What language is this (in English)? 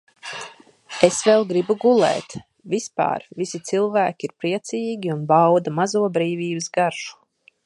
Latvian